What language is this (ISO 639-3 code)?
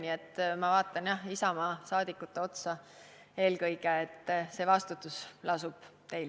est